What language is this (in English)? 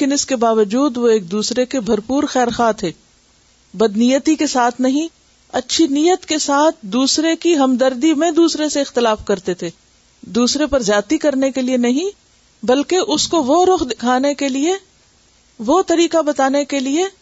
Urdu